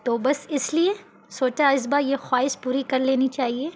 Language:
Urdu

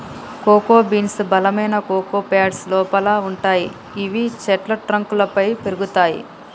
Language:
Telugu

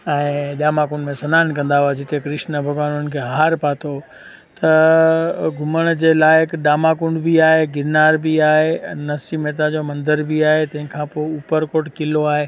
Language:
Sindhi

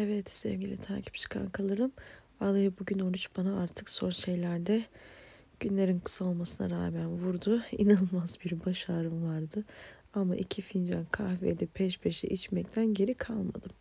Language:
Turkish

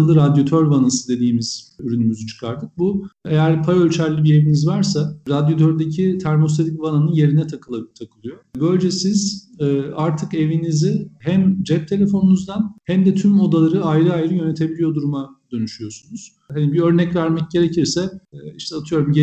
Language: Turkish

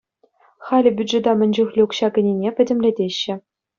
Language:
Chuvash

